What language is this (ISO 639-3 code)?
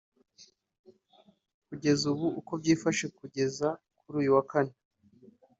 kin